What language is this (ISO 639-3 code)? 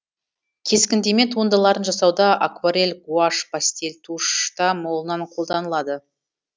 kaz